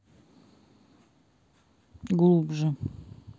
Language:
Russian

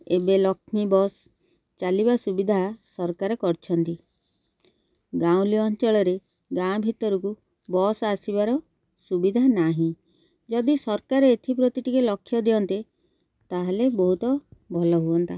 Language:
Odia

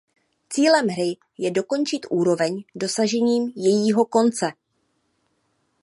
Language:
Czech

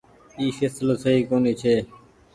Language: Goaria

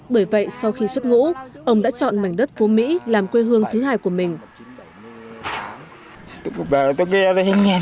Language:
Vietnamese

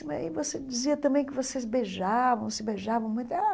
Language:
Portuguese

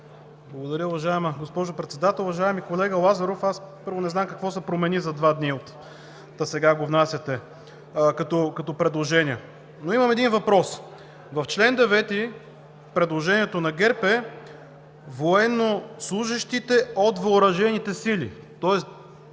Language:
Bulgarian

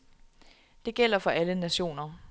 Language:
Danish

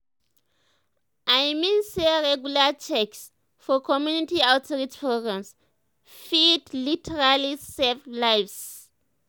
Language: Nigerian Pidgin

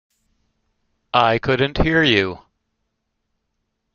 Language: English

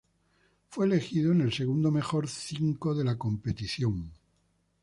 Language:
Spanish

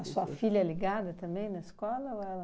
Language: Portuguese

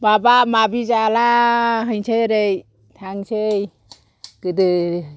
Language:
Bodo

